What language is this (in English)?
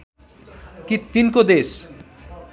Nepali